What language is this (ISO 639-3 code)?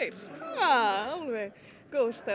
isl